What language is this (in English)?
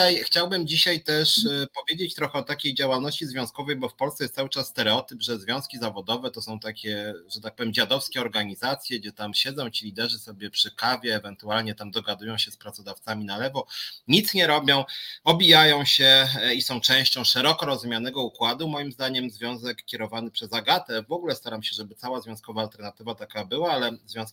Polish